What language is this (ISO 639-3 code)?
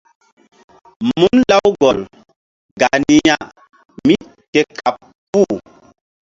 mdd